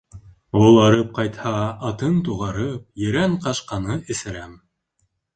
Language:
Bashkir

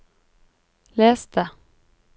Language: Norwegian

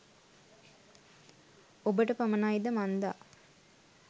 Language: Sinhala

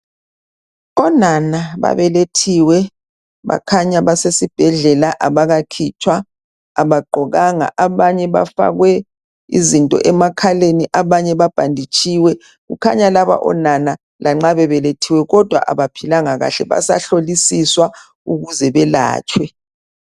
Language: North Ndebele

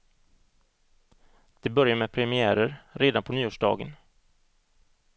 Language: Swedish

